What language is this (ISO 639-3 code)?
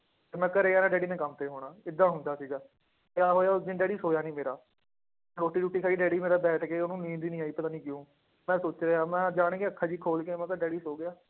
pan